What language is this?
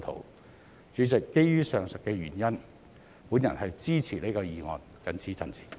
Cantonese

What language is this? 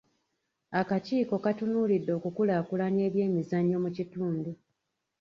Ganda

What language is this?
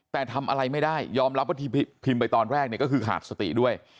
Thai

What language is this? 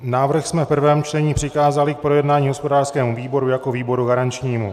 Czech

